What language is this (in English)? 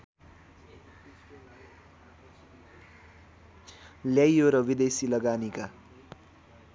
Nepali